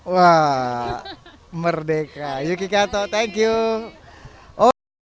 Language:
Indonesian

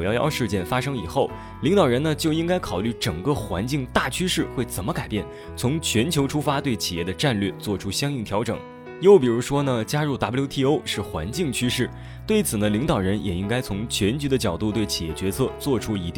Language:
Chinese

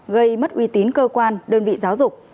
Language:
Vietnamese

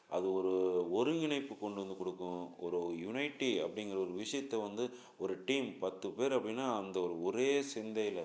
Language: Tamil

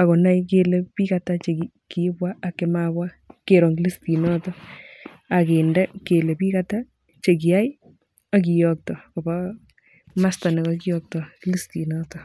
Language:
Kalenjin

